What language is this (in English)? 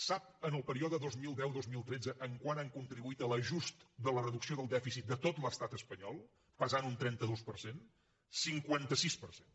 Catalan